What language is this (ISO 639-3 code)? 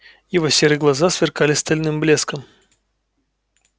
rus